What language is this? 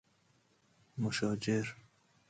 Persian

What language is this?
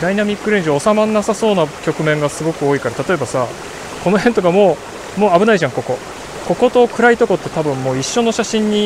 Japanese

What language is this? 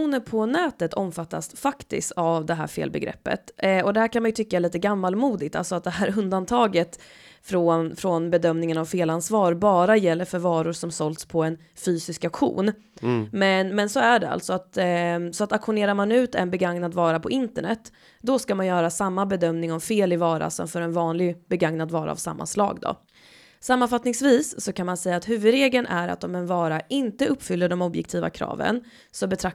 Swedish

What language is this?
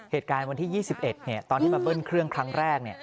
Thai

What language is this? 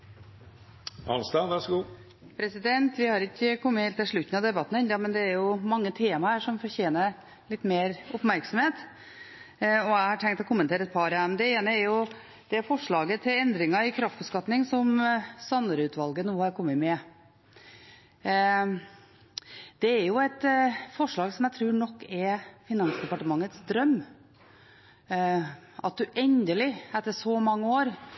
Norwegian Bokmål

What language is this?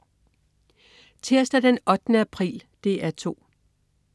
Danish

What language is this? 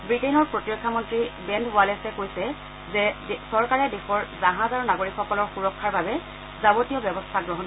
Assamese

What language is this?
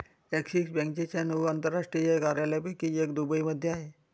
Marathi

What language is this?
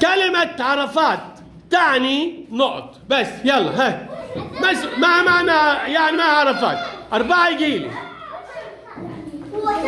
Arabic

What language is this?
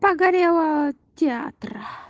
Russian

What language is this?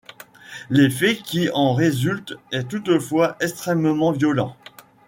French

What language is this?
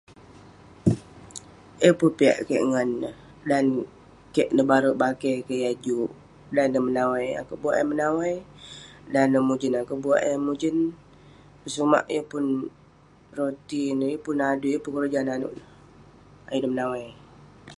Western Penan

